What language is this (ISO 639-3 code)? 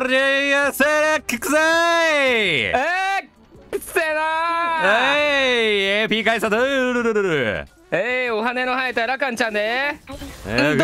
jpn